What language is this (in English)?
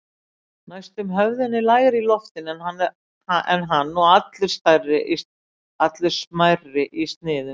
Icelandic